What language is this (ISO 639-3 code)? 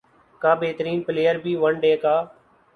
urd